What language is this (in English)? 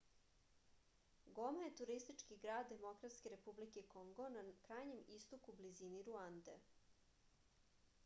Serbian